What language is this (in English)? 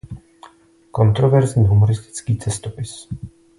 Czech